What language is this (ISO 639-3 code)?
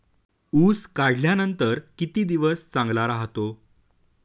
mar